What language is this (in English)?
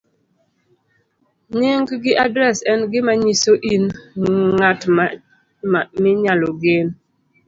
Luo (Kenya and Tanzania)